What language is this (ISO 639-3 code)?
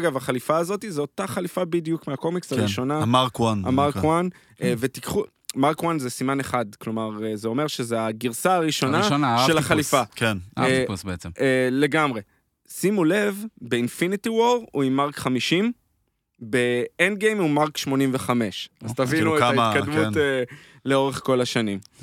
heb